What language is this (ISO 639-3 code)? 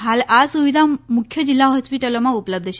guj